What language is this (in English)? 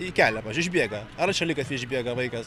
Lithuanian